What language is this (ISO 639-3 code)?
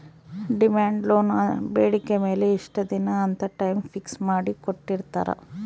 kan